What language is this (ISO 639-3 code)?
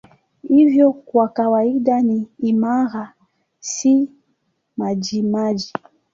swa